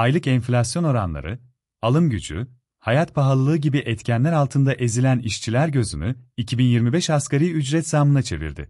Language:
Turkish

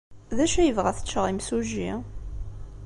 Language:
Kabyle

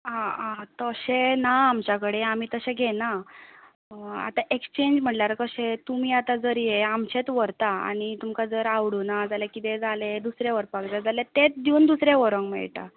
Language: Konkani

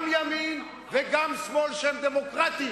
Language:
Hebrew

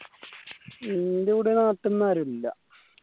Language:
Malayalam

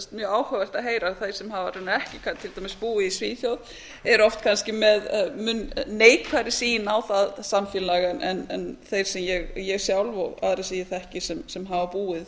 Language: Icelandic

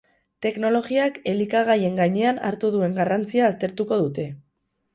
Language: Basque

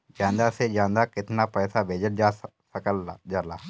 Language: Bhojpuri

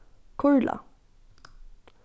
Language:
Faroese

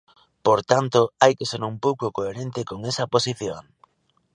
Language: Galician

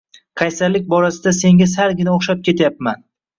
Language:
Uzbek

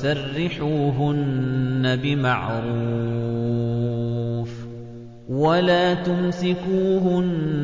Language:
Arabic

